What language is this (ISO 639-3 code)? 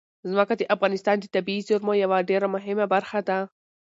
pus